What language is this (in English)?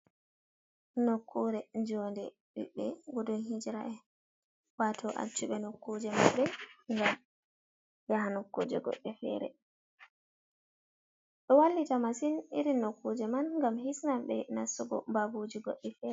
Fula